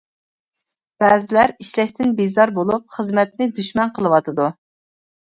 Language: Uyghur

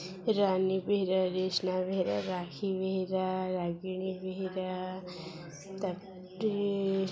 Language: Odia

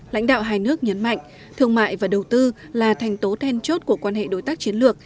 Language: Vietnamese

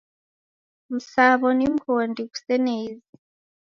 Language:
Taita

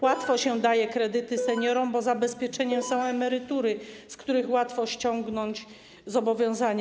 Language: Polish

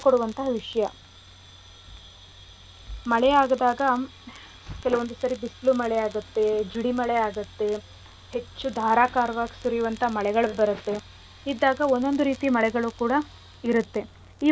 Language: Kannada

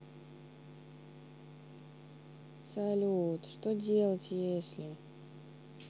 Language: Russian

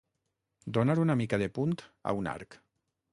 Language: Catalan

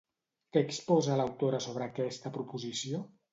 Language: Catalan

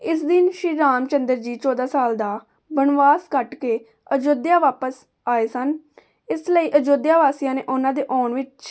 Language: Punjabi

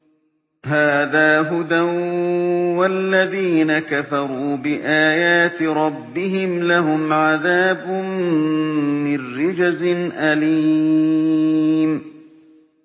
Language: Arabic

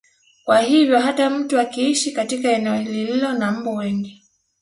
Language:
Swahili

